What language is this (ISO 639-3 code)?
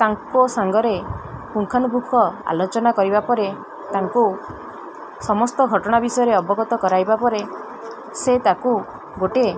ori